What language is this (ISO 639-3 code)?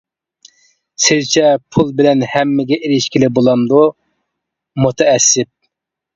uig